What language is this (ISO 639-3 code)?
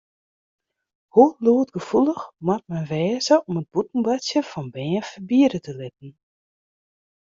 fry